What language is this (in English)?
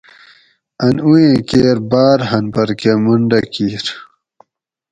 Gawri